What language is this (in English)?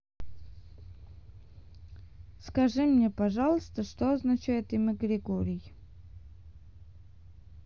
Russian